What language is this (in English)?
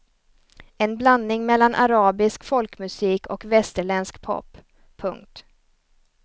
Swedish